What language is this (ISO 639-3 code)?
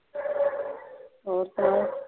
pan